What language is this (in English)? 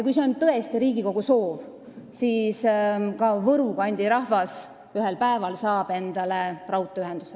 Estonian